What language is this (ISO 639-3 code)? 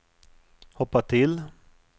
swe